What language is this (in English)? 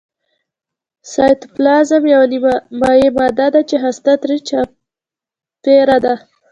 Pashto